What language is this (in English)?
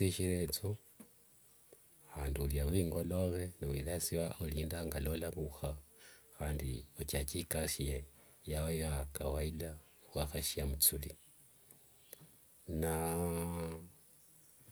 Wanga